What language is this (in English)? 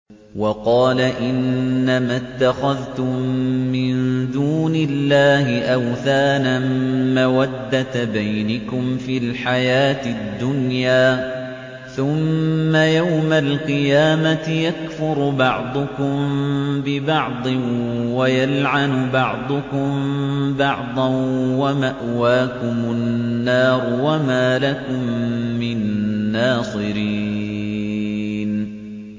Arabic